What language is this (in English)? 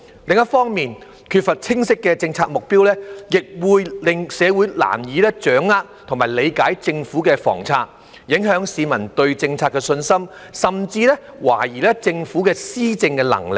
Cantonese